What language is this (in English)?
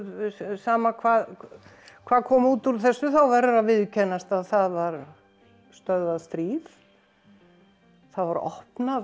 Icelandic